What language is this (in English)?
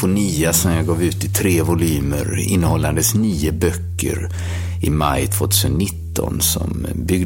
Swedish